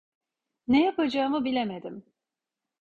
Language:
Turkish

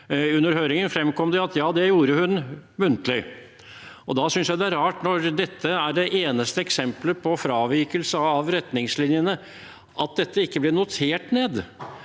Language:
Norwegian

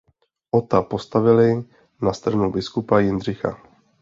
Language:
Czech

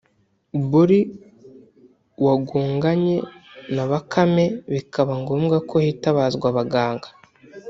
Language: Kinyarwanda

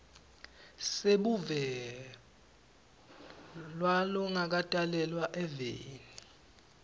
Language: Swati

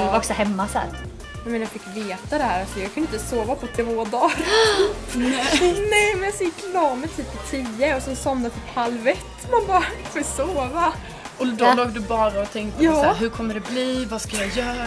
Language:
Swedish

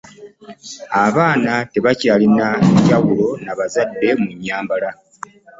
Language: Ganda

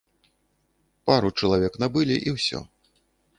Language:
Belarusian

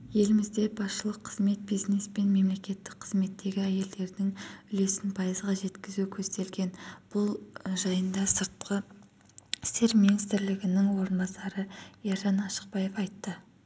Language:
Kazakh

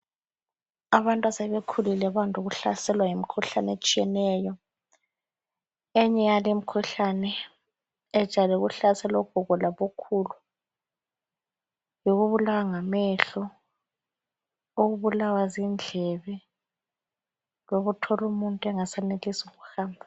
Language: North Ndebele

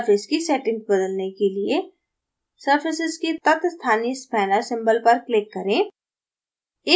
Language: Hindi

